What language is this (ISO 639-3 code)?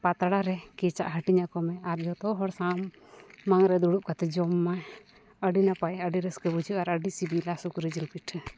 sat